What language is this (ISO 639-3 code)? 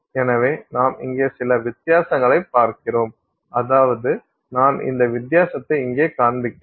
tam